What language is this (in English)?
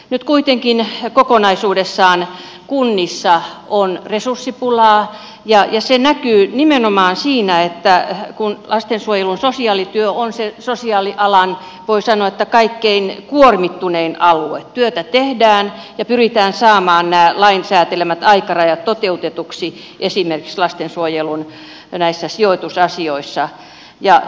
Finnish